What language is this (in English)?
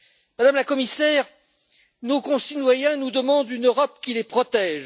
French